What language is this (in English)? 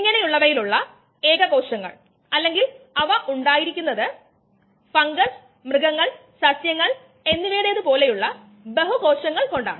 Malayalam